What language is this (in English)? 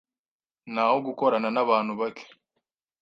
Kinyarwanda